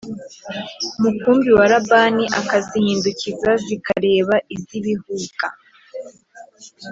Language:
Kinyarwanda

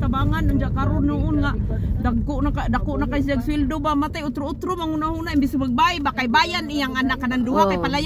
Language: Filipino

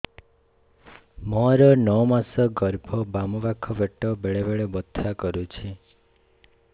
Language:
Odia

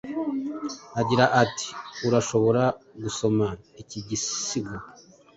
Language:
Kinyarwanda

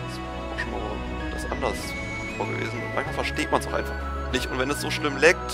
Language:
German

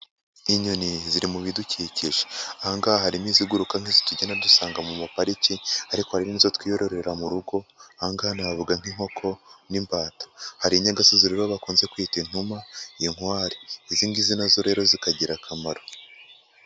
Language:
Kinyarwanda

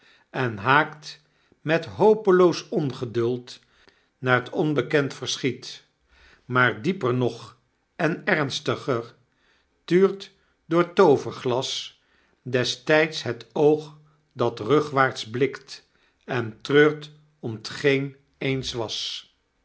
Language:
Dutch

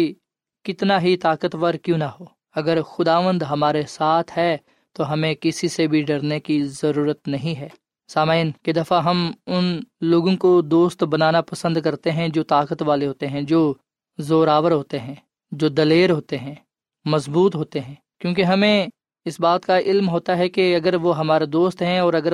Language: Urdu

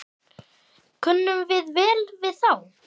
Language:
Icelandic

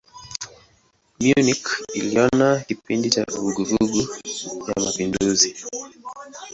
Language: Swahili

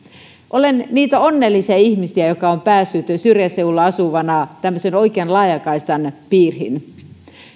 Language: Finnish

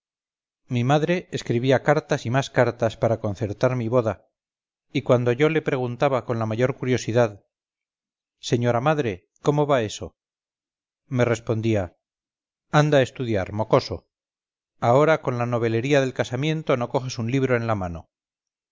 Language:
Spanish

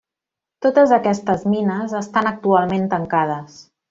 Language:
Catalan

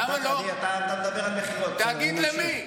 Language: Hebrew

